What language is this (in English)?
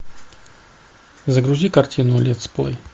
Russian